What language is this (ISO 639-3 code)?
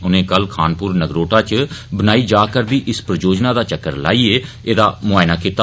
doi